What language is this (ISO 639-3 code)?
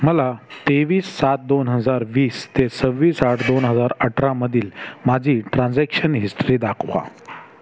mar